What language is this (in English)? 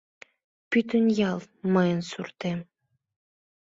Mari